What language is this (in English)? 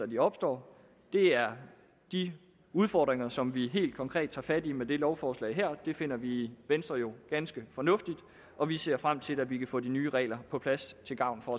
Danish